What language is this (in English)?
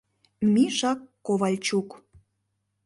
Mari